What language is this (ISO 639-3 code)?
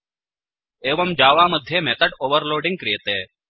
san